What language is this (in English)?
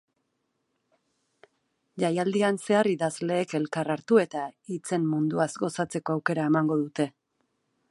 Basque